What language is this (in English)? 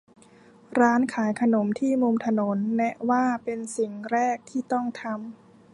Thai